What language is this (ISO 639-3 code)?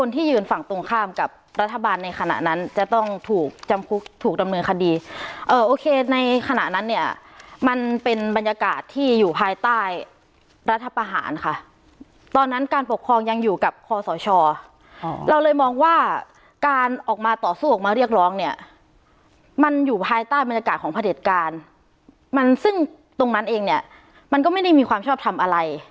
tha